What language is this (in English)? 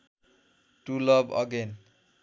Nepali